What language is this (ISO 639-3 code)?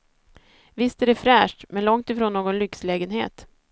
swe